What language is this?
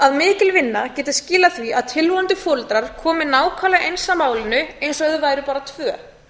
Icelandic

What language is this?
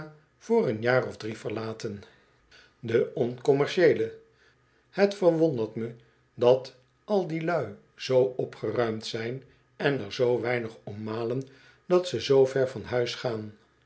Dutch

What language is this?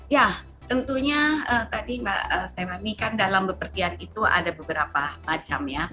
Indonesian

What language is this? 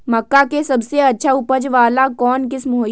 Magahi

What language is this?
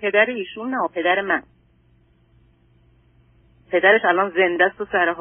Persian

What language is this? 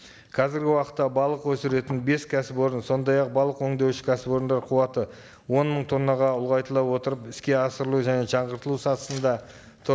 Kazakh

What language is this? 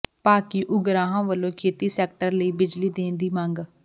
Punjabi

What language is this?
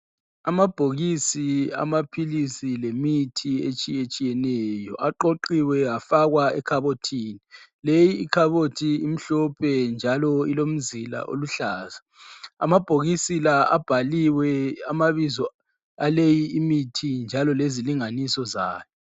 North Ndebele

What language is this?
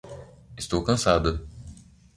Portuguese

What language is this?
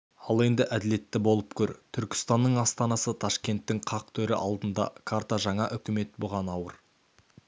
Kazakh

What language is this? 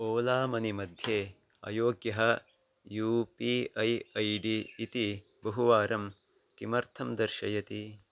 Sanskrit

